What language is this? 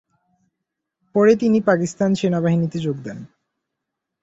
Bangla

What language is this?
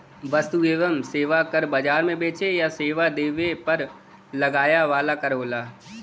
Bhojpuri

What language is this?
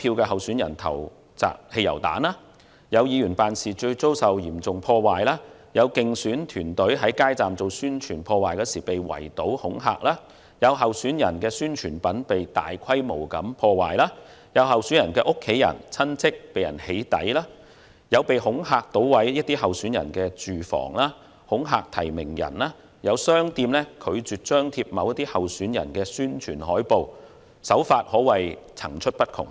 Cantonese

